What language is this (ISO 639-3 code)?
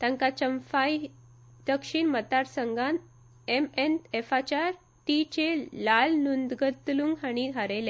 kok